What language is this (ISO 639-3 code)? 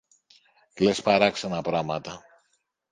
ell